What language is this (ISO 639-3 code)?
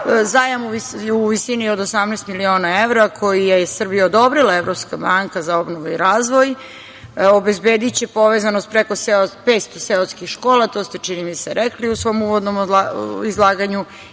srp